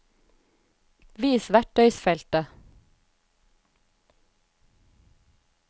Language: Norwegian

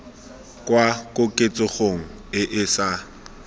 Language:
Tswana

